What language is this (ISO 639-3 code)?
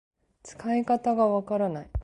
jpn